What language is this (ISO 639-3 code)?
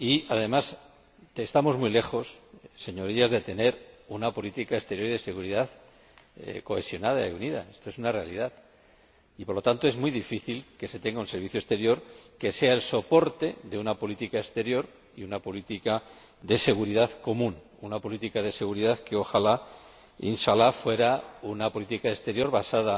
spa